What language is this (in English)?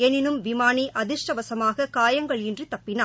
Tamil